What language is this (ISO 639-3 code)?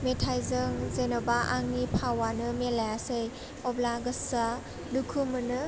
brx